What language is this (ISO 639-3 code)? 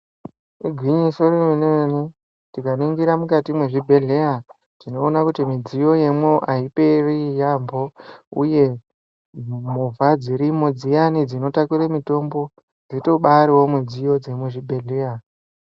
ndc